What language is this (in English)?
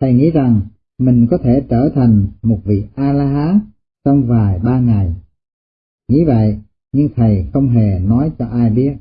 Vietnamese